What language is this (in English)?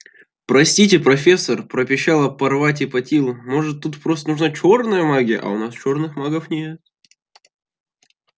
Russian